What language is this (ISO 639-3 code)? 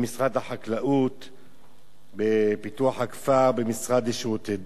heb